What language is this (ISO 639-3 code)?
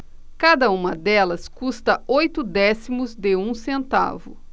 por